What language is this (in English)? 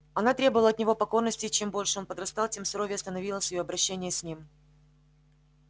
Russian